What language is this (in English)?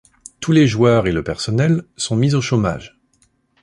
French